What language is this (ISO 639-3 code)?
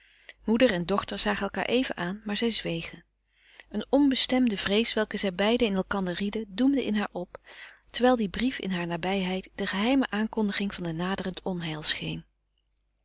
nld